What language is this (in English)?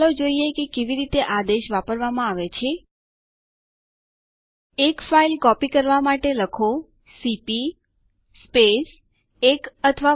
Gujarati